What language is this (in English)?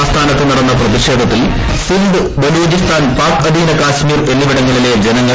Malayalam